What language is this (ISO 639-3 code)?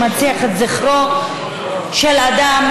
heb